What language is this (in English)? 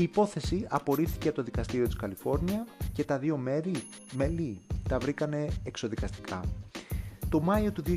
Greek